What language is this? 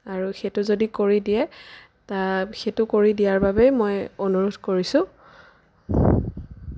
Assamese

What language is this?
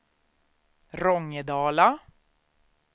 Swedish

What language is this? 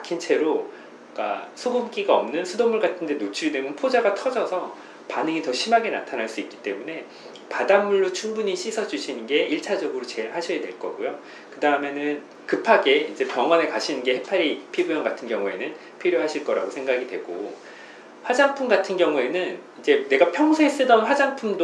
Korean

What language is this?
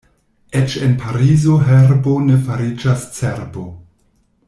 Esperanto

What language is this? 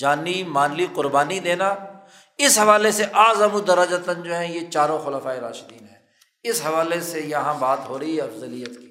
Urdu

